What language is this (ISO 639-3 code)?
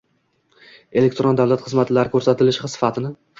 uzb